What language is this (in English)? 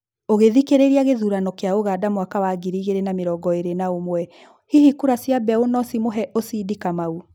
Kikuyu